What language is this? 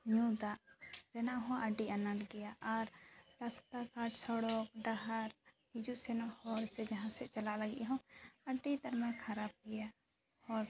Santali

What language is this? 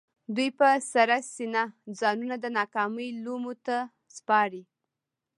Pashto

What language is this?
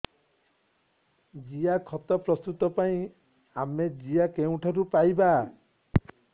Odia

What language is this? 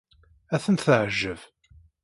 Kabyle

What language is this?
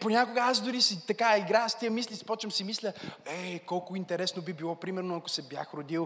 Bulgarian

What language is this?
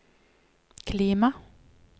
Norwegian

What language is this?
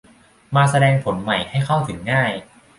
Thai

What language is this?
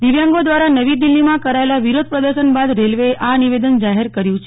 Gujarati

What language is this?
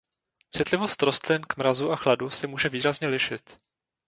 Czech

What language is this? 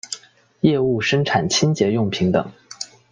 Chinese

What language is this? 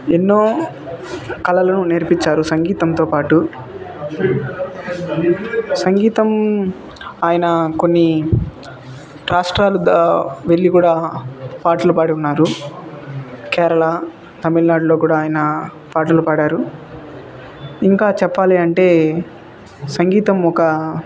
Telugu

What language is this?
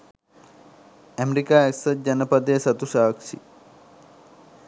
Sinhala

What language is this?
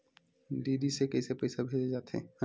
Chhattisgarhi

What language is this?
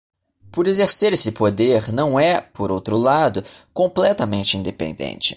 Portuguese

